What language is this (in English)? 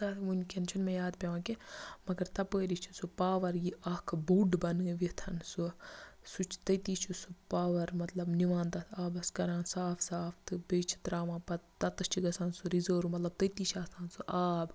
Kashmiri